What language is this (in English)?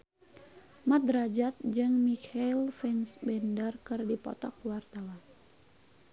Sundanese